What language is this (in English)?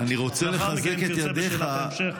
Hebrew